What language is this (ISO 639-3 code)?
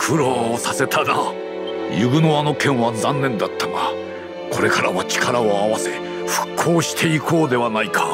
jpn